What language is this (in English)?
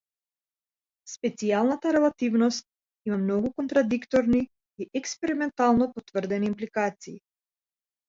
Macedonian